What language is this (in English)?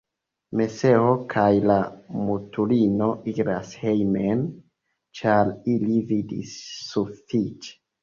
Esperanto